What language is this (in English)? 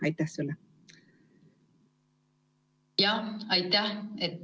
Estonian